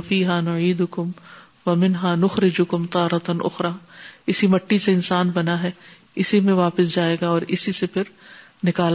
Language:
Urdu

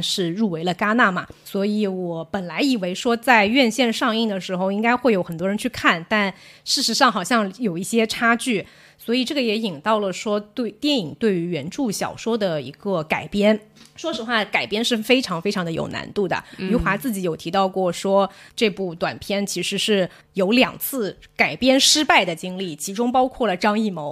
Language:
Chinese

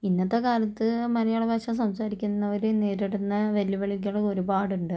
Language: Malayalam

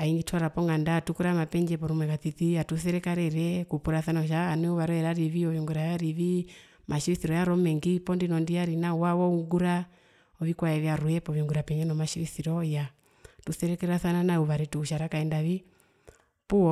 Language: Herero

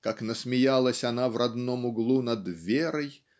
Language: Russian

